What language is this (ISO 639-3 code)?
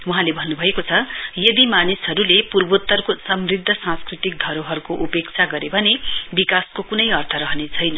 nep